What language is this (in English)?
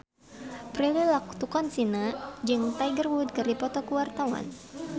Sundanese